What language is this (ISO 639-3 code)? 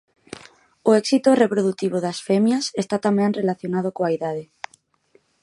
glg